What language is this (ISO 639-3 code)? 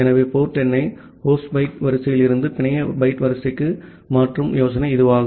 tam